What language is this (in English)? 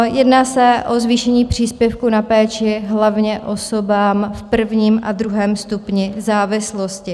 Czech